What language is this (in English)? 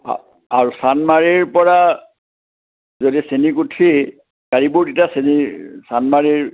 Assamese